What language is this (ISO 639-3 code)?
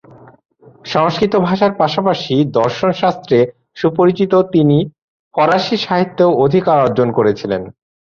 ben